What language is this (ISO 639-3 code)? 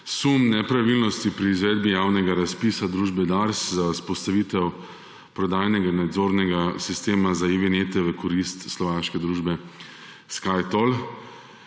slv